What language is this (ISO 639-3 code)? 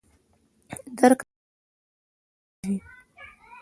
pus